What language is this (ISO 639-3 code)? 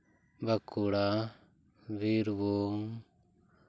sat